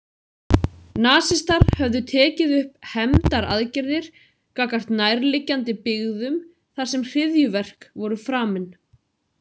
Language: Icelandic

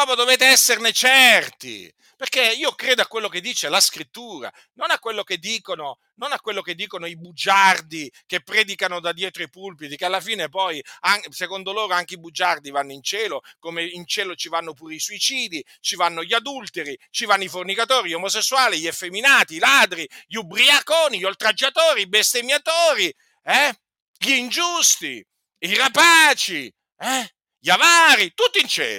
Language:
Italian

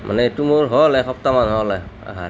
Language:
Assamese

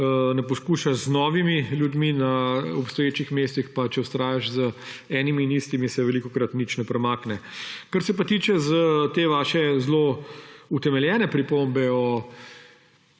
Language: Slovenian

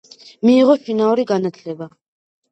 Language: Georgian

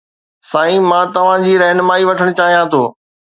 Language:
Sindhi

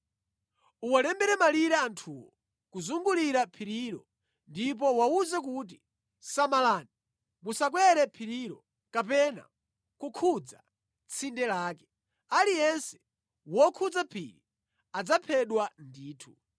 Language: Nyanja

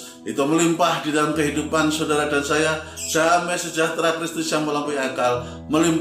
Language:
Indonesian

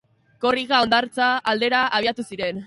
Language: Basque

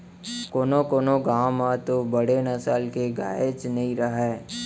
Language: Chhattisgarhi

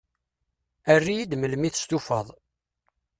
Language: Kabyle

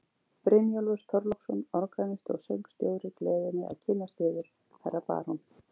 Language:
Icelandic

